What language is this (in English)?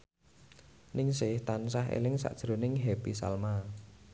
Javanese